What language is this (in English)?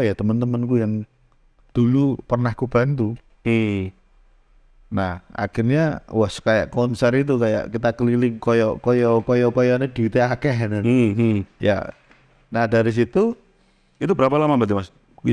Indonesian